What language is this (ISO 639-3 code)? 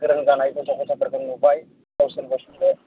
brx